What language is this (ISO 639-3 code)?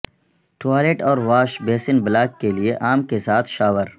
urd